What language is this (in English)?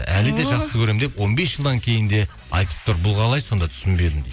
Kazakh